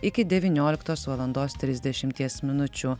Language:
Lithuanian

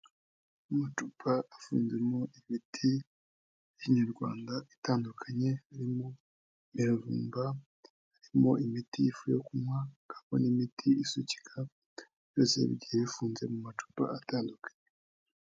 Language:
Kinyarwanda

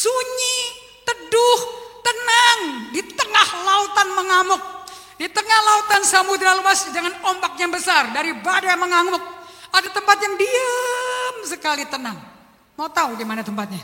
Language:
Indonesian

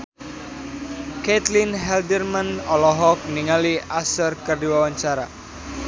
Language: Sundanese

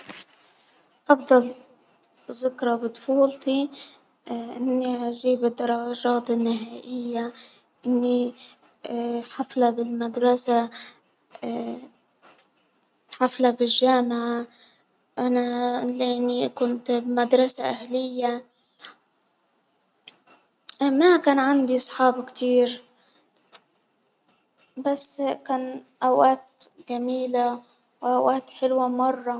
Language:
Hijazi Arabic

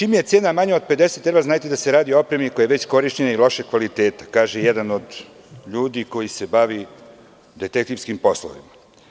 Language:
Serbian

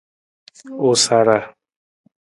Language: Nawdm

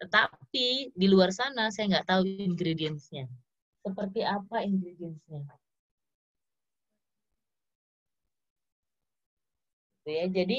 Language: Indonesian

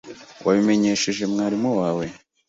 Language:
Kinyarwanda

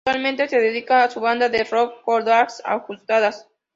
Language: Spanish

